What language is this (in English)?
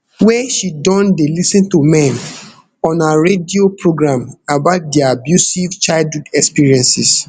Nigerian Pidgin